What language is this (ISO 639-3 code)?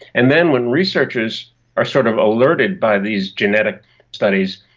eng